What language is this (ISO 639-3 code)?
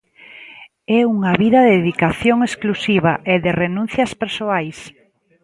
glg